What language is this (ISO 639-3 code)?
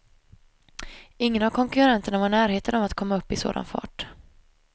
swe